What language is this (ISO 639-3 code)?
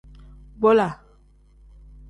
kdh